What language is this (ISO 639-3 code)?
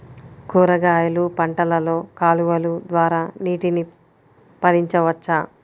tel